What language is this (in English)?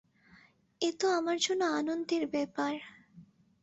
Bangla